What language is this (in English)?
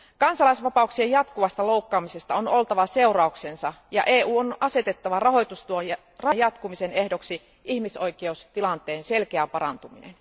Finnish